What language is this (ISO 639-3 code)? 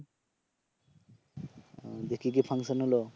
ben